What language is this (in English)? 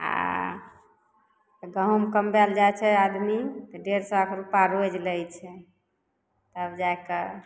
Maithili